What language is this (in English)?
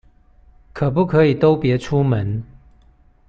Chinese